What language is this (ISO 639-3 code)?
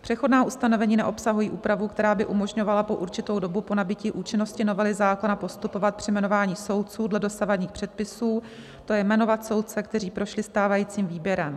ces